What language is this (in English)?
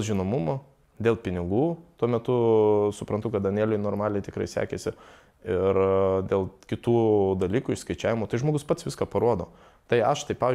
Lithuanian